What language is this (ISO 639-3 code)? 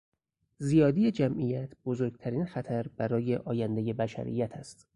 fas